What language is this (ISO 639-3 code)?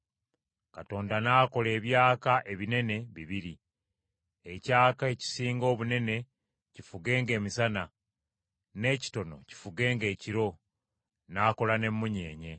lug